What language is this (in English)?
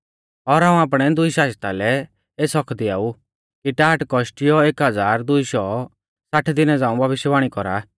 Mahasu Pahari